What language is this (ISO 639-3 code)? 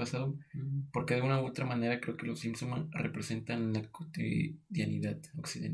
spa